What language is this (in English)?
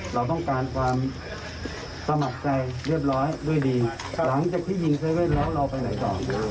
Thai